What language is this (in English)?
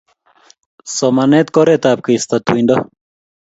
Kalenjin